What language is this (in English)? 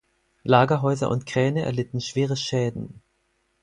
German